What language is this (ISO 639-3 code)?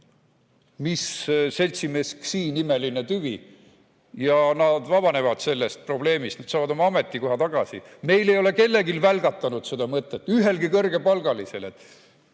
est